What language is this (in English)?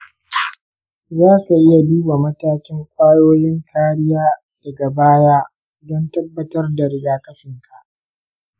Hausa